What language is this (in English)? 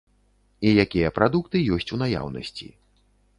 Belarusian